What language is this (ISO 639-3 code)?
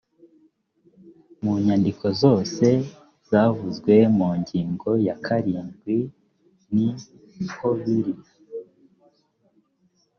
kin